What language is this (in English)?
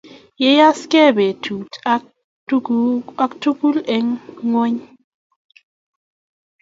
Kalenjin